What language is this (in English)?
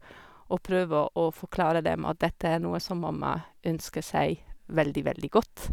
Norwegian